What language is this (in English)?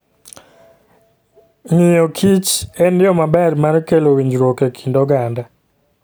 Luo (Kenya and Tanzania)